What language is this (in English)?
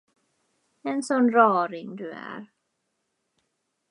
Swedish